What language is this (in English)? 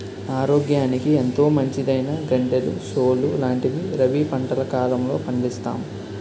Telugu